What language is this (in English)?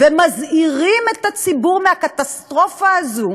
Hebrew